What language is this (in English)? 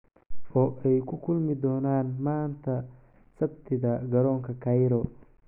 Somali